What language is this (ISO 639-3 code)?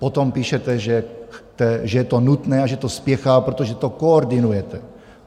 ces